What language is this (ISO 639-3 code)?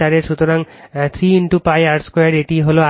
ben